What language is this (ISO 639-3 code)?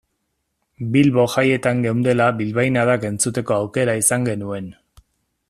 eus